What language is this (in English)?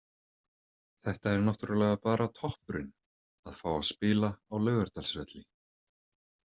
Icelandic